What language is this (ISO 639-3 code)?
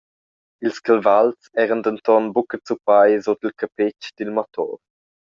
roh